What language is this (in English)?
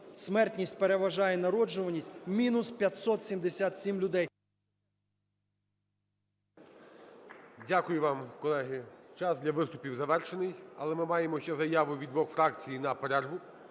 Ukrainian